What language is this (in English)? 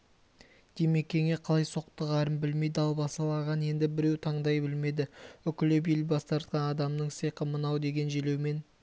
Kazakh